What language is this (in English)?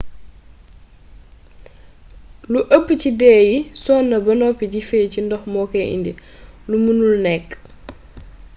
Wolof